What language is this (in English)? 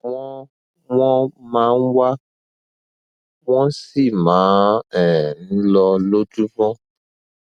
Yoruba